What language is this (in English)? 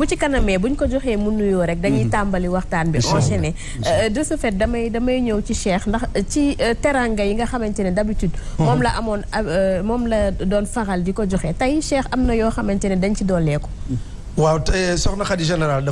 Arabic